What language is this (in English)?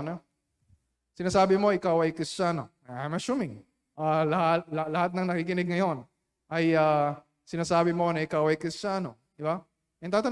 Filipino